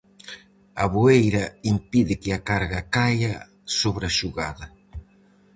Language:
Galician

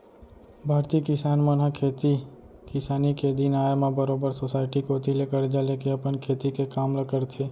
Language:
Chhattisgarhi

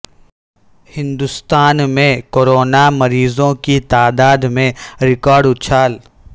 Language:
Urdu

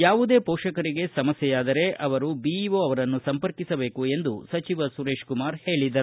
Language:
Kannada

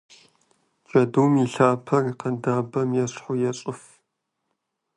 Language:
Kabardian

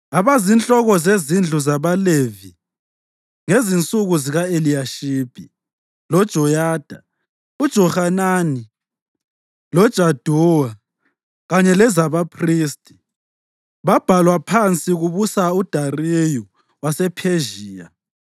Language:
North Ndebele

